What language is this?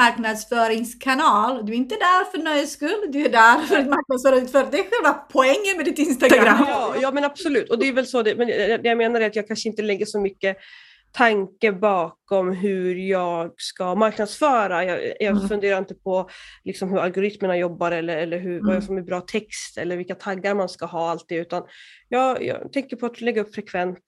Swedish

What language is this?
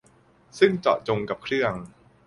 Thai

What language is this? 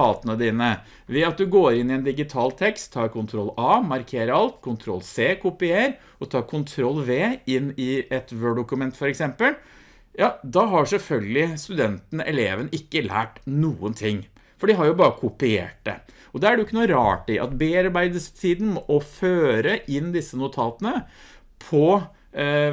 Norwegian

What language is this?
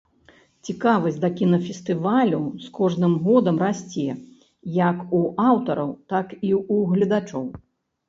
Belarusian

